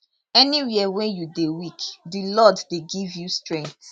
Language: Nigerian Pidgin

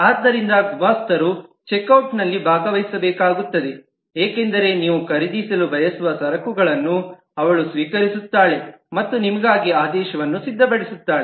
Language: Kannada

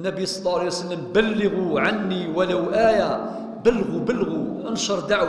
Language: Arabic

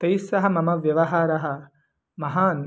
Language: Sanskrit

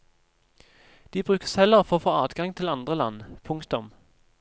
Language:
Norwegian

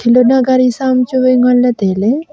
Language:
Wancho Naga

